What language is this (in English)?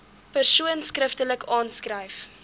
Afrikaans